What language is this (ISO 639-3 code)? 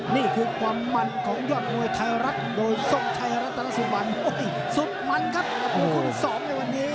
tha